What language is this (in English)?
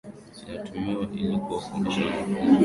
Swahili